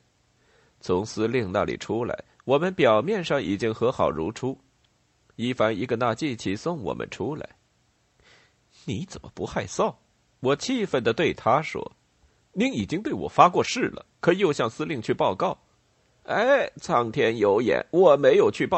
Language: Chinese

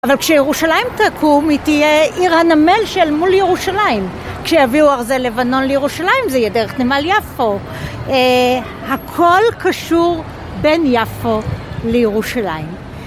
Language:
Hebrew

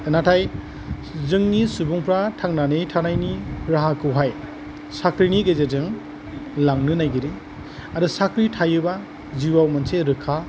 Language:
Bodo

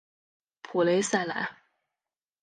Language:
Chinese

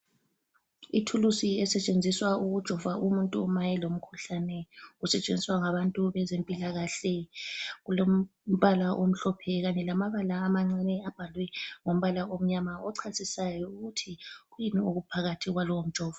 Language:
North Ndebele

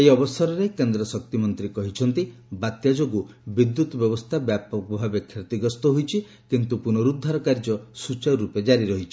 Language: Odia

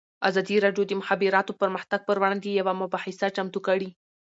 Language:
Pashto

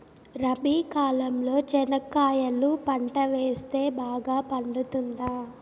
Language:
Telugu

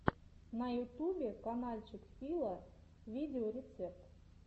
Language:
Russian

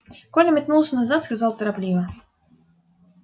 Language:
Russian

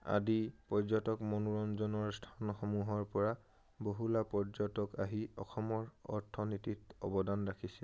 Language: Assamese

